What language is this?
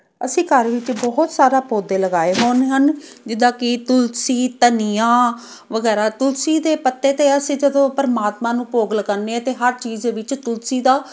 Punjabi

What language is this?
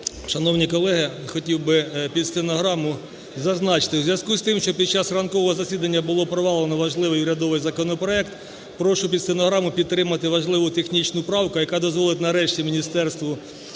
Ukrainian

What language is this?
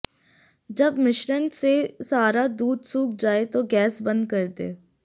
Hindi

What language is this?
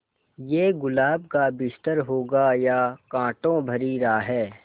Hindi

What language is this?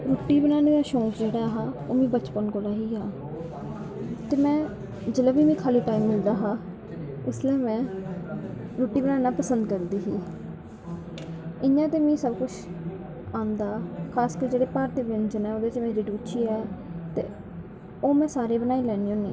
Dogri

